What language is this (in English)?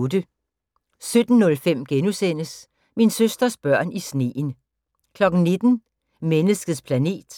Danish